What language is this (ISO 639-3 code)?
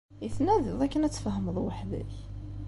kab